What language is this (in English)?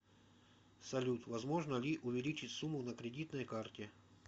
Russian